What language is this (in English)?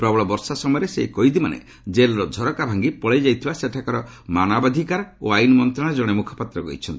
Odia